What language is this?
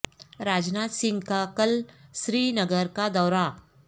Urdu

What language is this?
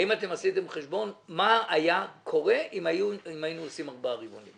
Hebrew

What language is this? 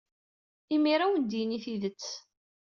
Kabyle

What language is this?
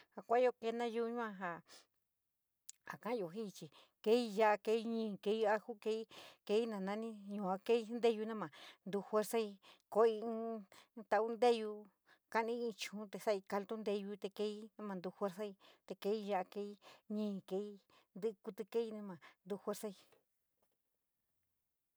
San Miguel El Grande Mixtec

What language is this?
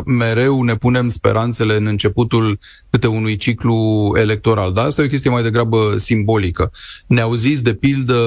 Romanian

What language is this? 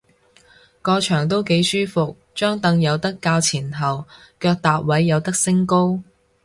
Cantonese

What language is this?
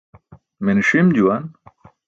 Burushaski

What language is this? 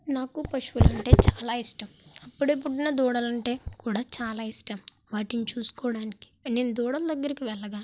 Telugu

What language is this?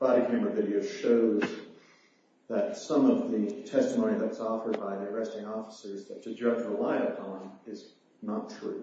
English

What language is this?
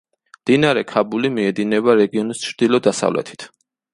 Georgian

